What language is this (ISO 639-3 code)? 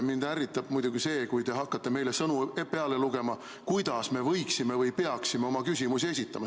est